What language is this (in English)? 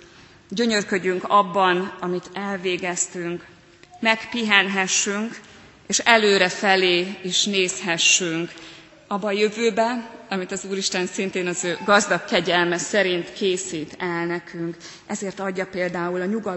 Hungarian